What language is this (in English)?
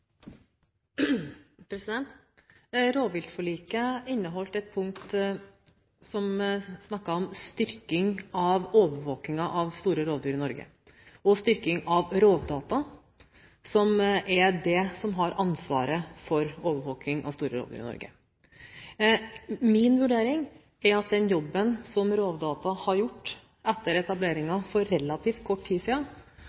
Norwegian Bokmål